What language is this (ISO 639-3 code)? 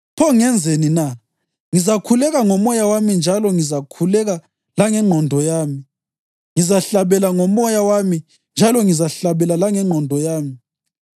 nde